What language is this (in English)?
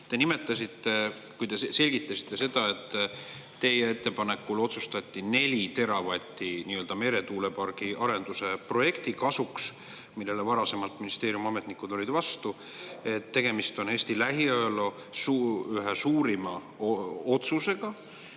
Estonian